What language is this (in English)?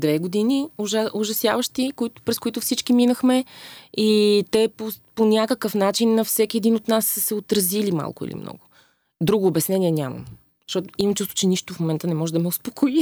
Bulgarian